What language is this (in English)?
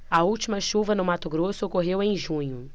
Portuguese